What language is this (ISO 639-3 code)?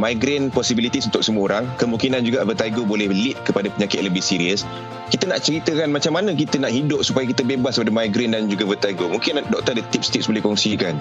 msa